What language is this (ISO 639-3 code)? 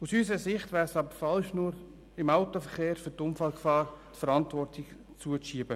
gsw